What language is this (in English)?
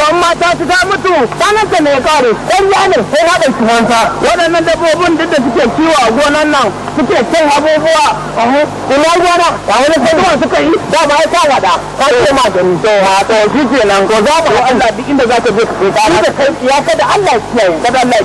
Thai